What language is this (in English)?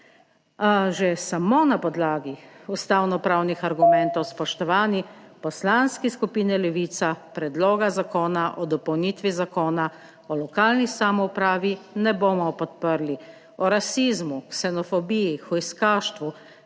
Slovenian